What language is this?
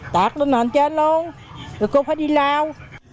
Vietnamese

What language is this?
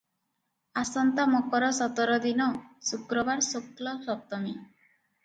Odia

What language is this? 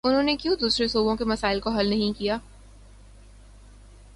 Urdu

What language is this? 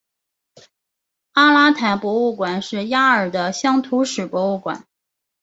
Chinese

